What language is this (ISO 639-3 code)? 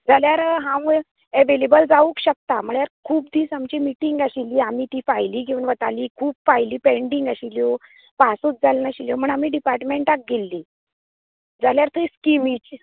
kok